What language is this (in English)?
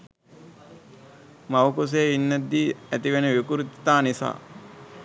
Sinhala